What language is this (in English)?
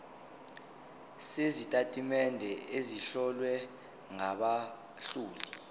Zulu